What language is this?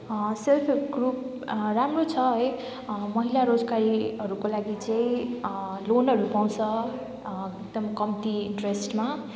Nepali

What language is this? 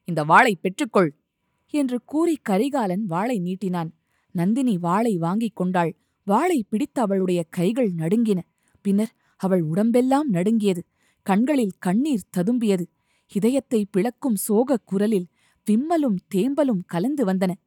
Tamil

